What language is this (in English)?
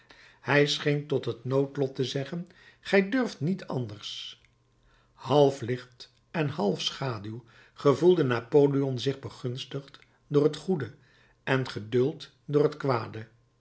Dutch